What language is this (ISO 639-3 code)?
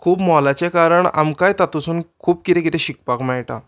kok